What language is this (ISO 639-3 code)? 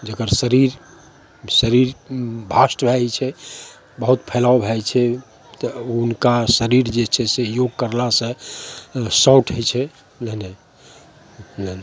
mai